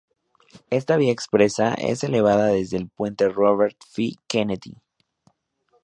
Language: Spanish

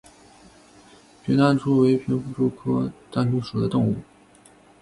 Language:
Chinese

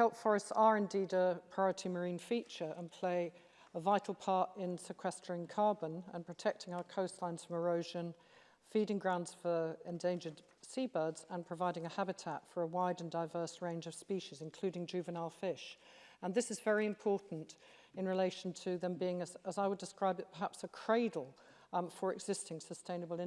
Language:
English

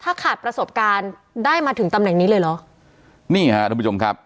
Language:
Thai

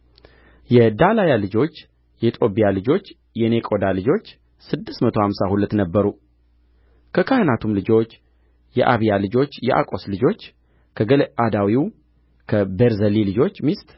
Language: Amharic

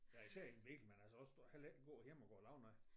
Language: Danish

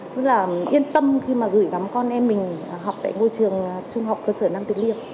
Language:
Vietnamese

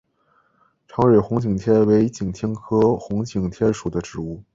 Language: Chinese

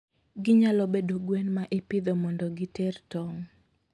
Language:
Luo (Kenya and Tanzania)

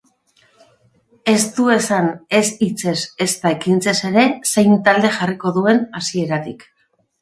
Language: Basque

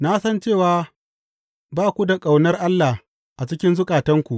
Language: Hausa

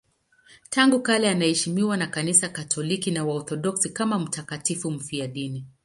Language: Swahili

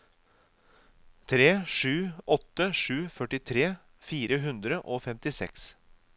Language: Norwegian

